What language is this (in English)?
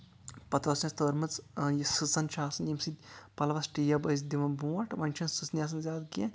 Kashmiri